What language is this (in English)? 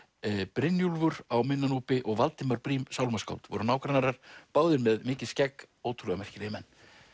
Icelandic